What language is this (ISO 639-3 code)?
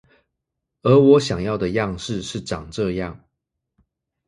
zho